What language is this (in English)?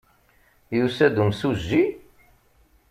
Kabyle